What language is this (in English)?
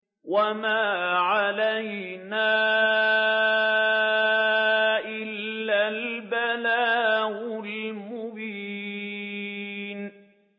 Arabic